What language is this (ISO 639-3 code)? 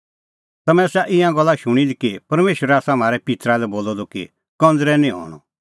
kfx